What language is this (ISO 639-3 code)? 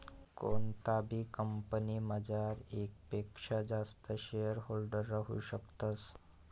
mar